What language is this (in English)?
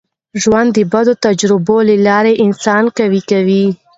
Pashto